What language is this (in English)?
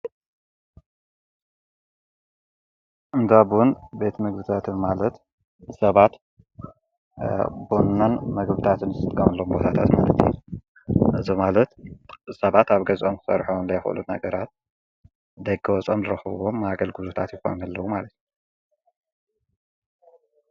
Tigrinya